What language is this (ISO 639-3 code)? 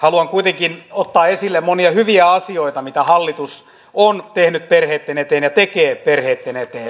fin